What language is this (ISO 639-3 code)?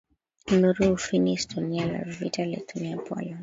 swa